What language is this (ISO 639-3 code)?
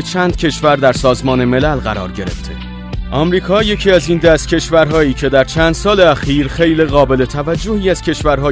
fas